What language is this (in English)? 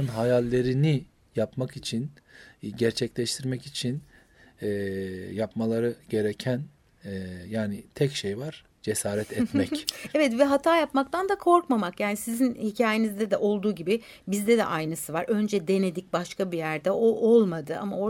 Turkish